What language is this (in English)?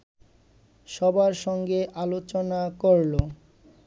Bangla